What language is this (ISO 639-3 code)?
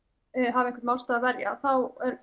isl